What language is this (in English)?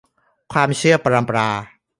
Thai